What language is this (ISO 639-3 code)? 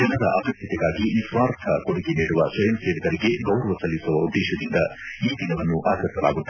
kan